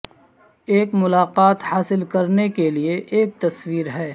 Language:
Urdu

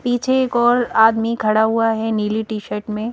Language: Hindi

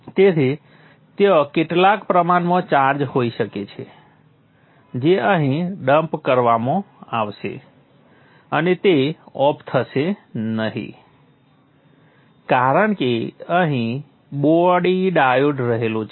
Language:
Gujarati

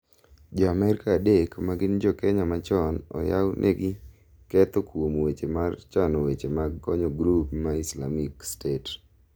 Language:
Luo (Kenya and Tanzania)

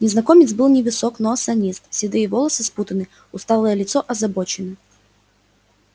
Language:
Russian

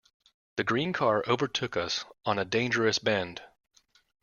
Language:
English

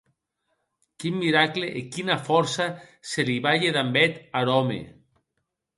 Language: Occitan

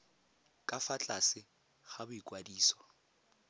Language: Tswana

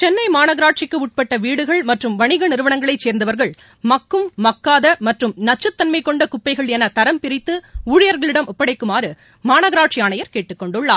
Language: Tamil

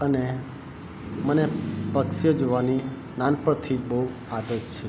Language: Gujarati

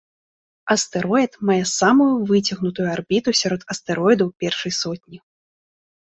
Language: Belarusian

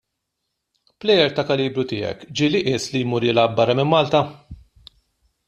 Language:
Maltese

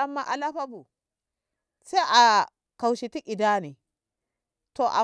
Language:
Ngamo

